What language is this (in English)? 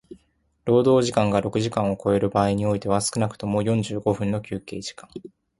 Japanese